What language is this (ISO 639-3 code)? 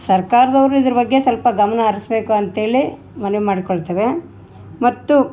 kan